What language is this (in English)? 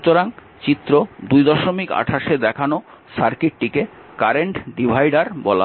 Bangla